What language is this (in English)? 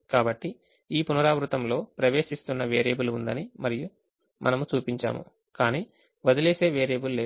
Telugu